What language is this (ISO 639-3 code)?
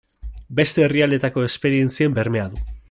eus